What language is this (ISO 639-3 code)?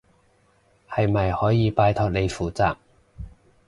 yue